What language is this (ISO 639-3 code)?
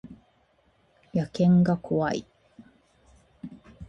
jpn